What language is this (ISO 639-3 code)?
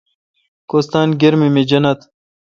xka